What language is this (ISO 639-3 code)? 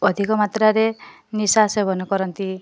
ori